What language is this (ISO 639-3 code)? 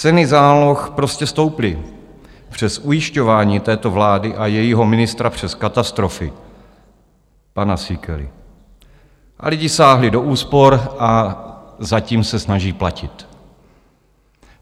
ces